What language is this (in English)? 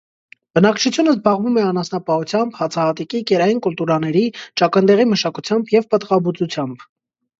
Armenian